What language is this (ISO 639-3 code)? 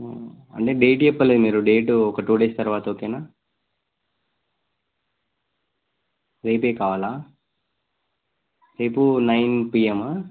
tel